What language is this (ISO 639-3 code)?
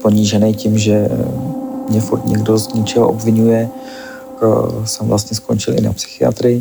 ces